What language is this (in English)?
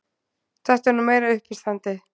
Icelandic